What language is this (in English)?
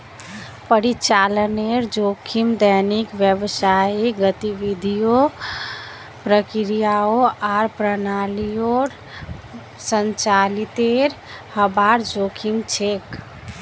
Magahi